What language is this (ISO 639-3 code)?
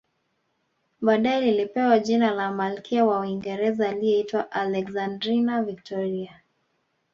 swa